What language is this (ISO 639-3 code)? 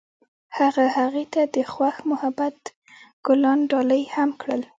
pus